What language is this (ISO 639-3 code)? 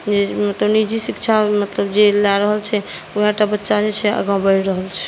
mai